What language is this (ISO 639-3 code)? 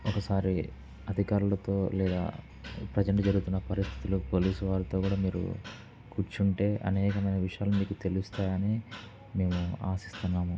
tel